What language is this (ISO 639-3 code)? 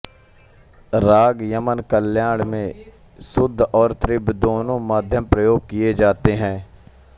hin